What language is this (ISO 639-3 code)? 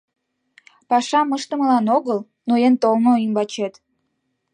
chm